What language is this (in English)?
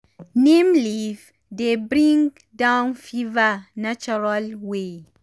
Nigerian Pidgin